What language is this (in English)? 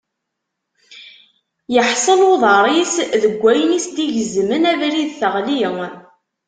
Kabyle